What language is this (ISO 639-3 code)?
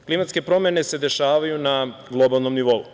srp